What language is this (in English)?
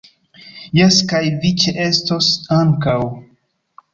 Esperanto